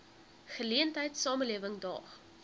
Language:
Afrikaans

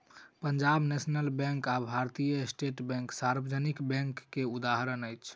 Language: Maithili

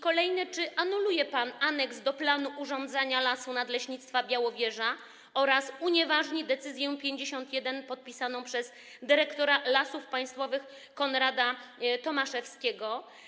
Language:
Polish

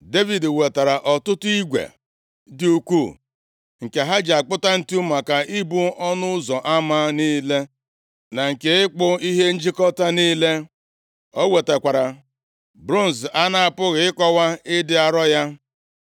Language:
Igbo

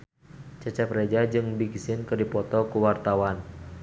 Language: Sundanese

